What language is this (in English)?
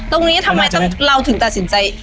Thai